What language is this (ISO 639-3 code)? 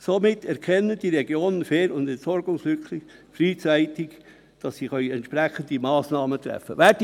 gsw